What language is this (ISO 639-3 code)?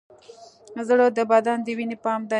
pus